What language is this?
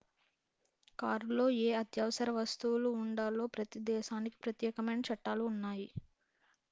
Telugu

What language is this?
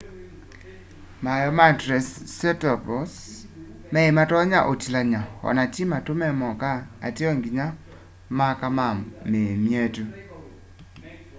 Kamba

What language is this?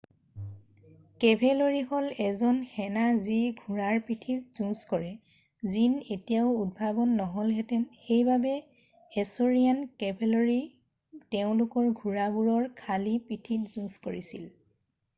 Assamese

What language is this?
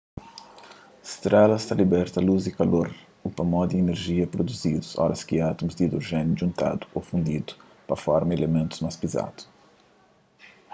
Kabuverdianu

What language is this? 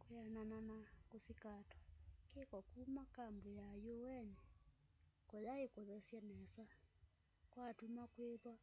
Kamba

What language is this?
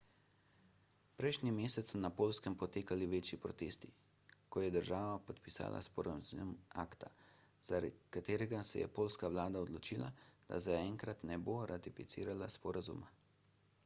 Slovenian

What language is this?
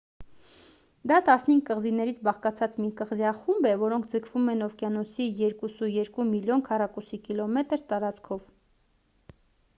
Armenian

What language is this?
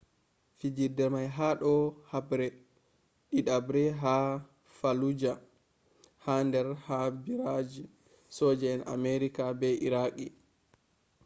Fula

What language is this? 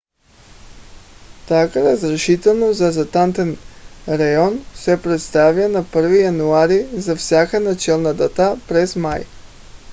Bulgarian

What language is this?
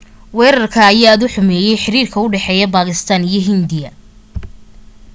Somali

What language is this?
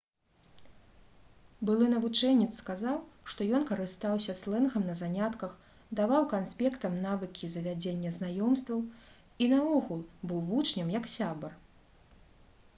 Belarusian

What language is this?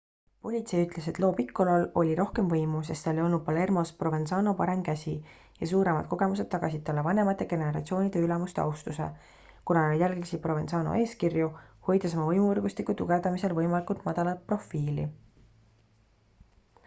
Estonian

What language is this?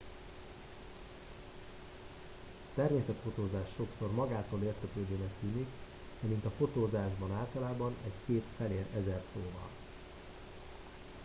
Hungarian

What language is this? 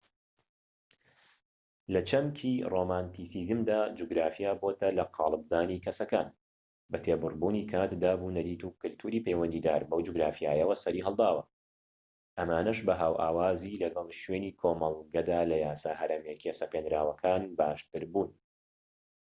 Central Kurdish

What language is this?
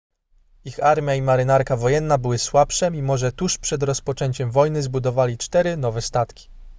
Polish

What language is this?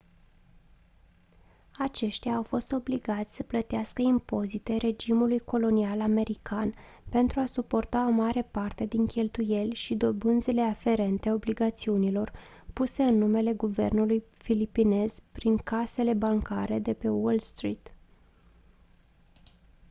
Romanian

